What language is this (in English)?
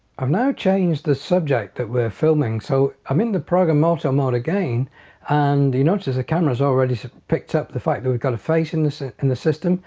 English